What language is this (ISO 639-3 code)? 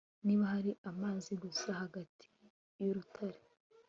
kin